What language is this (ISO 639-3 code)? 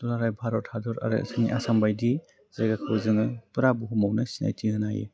brx